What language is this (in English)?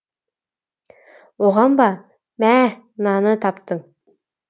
Kazakh